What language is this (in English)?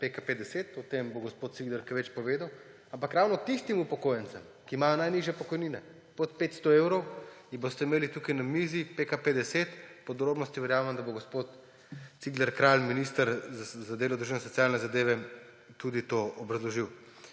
Slovenian